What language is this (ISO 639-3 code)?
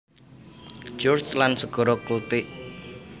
jav